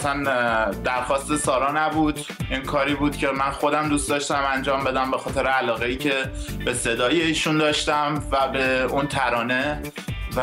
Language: Persian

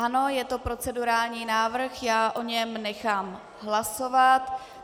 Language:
Czech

